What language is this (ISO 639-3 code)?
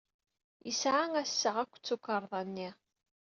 kab